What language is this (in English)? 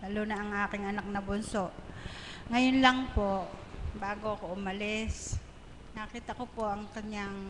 Filipino